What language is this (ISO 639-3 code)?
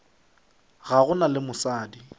nso